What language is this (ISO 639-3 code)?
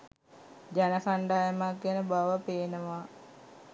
sin